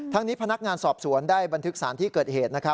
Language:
Thai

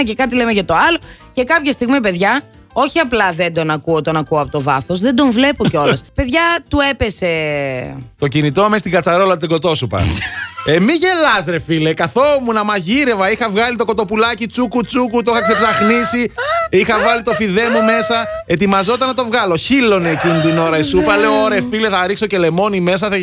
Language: Greek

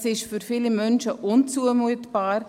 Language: Swiss German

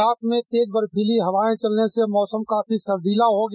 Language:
Hindi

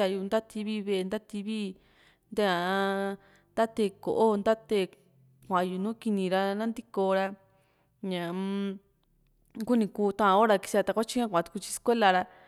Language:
Juxtlahuaca Mixtec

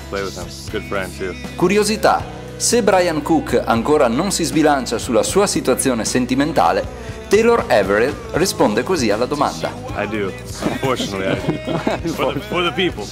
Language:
Italian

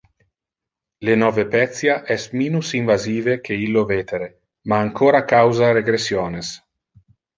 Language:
Interlingua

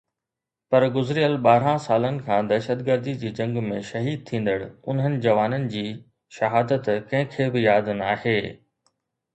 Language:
Sindhi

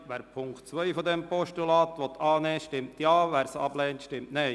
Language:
Swiss German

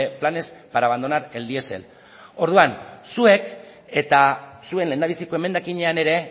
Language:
Basque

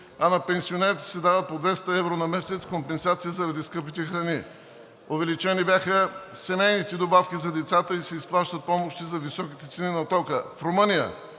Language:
Bulgarian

